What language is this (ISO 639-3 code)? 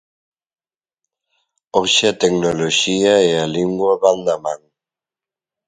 glg